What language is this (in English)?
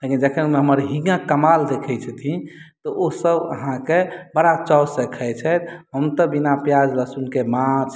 Maithili